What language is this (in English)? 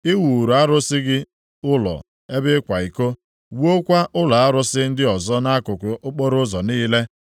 Igbo